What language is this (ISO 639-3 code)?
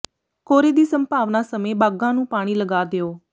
pan